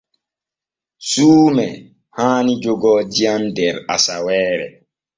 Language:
Borgu Fulfulde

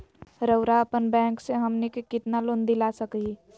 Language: Magahi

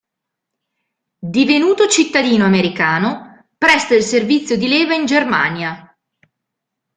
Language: Italian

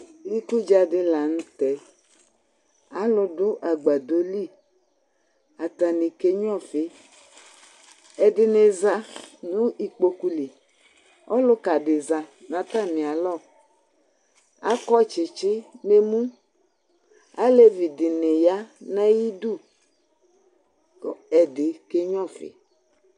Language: Ikposo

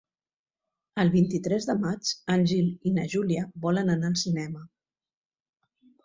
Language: Catalan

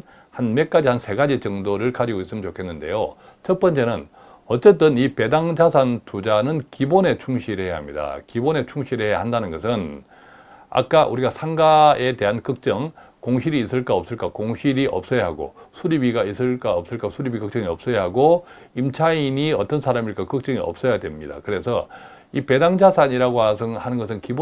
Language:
Korean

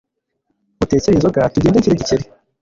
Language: Kinyarwanda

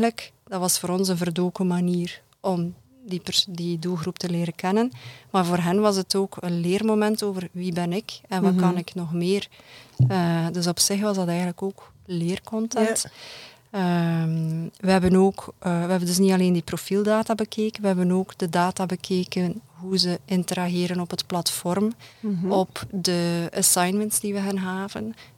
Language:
Dutch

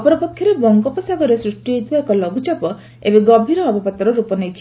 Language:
Odia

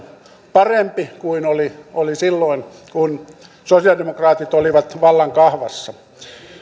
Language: Finnish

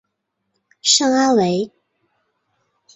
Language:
Chinese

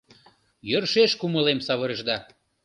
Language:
Mari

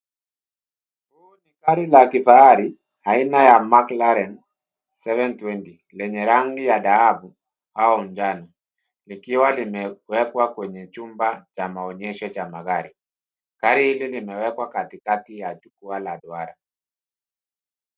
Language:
Swahili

